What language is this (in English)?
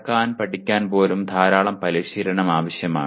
Malayalam